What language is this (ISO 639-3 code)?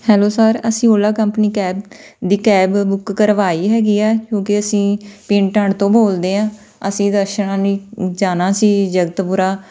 pan